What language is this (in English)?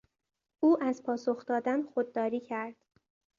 Persian